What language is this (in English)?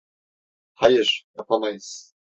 Turkish